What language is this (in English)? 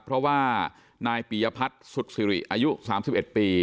Thai